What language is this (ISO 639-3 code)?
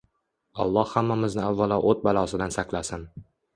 uzb